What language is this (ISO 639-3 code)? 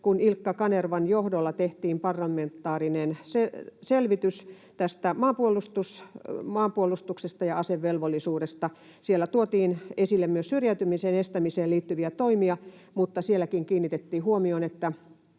fin